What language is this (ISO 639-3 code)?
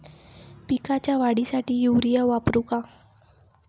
mar